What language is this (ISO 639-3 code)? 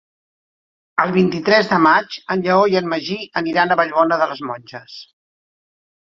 cat